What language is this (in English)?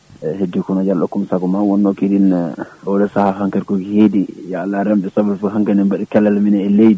Fula